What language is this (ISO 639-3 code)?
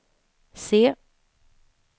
swe